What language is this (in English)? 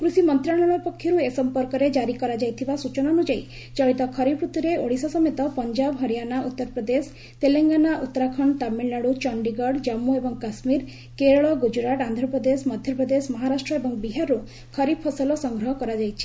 Odia